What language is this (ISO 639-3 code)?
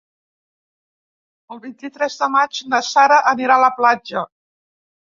cat